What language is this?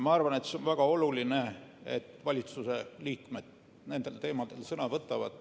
Estonian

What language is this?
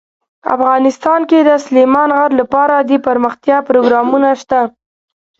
Pashto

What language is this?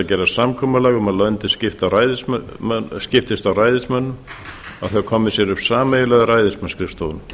Icelandic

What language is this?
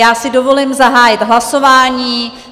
Czech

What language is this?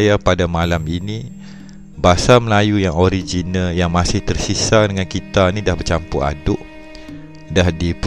Malay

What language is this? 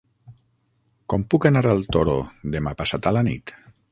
Catalan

